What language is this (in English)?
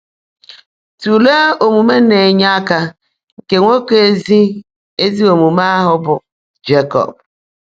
Igbo